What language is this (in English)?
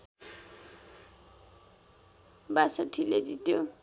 Nepali